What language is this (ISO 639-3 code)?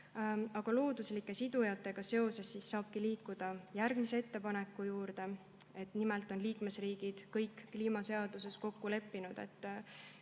est